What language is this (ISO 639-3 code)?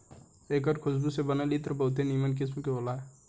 bho